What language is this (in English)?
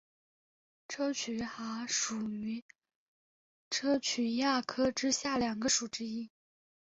Chinese